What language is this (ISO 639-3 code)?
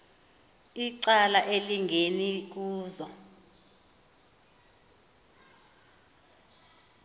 xho